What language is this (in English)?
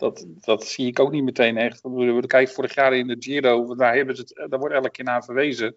Dutch